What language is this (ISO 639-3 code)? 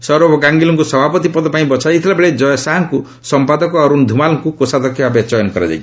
ori